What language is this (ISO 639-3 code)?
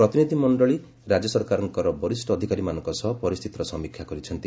ori